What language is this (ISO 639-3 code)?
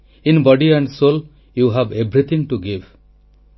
ori